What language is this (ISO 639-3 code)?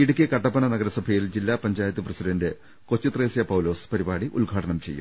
mal